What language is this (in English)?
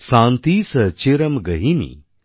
Bangla